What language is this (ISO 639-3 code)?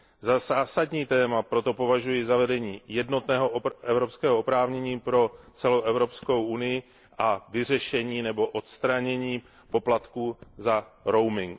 ces